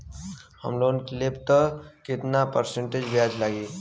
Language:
Bhojpuri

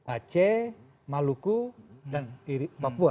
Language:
Indonesian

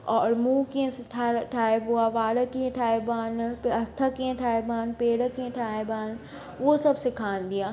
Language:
Sindhi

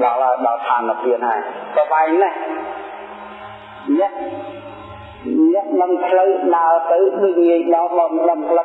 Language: Vietnamese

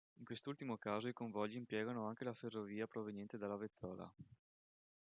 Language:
Italian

